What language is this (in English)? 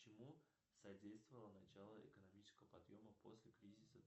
Russian